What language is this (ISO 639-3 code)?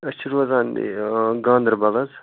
kas